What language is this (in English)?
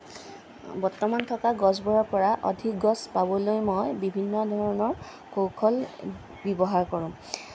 Assamese